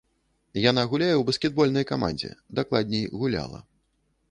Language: Belarusian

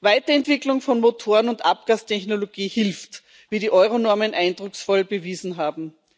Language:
German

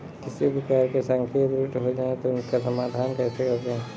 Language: Hindi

